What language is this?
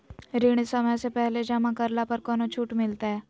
Magahi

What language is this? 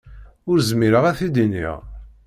Kabyle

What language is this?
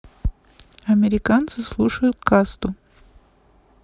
Russian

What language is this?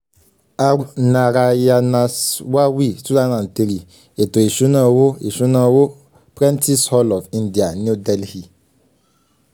Yoruba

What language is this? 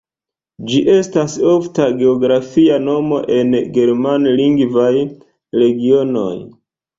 Esperanto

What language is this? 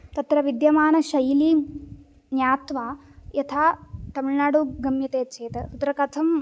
Sanskrit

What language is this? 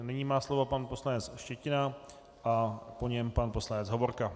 Czech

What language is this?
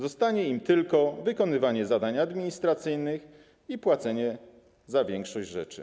Polish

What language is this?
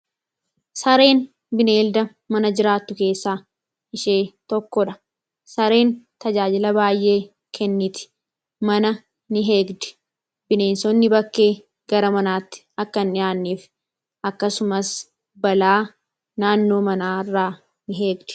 Oromo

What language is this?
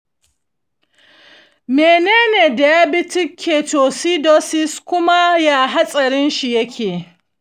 Hausa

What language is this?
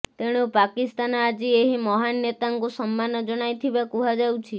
Odia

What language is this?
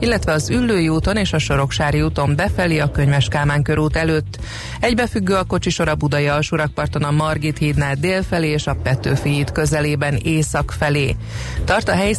Hungarian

